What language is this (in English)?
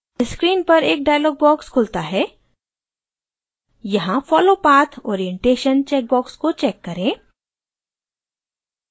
Hindi